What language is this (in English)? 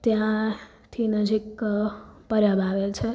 Gujarati